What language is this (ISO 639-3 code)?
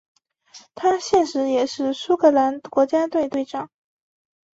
zho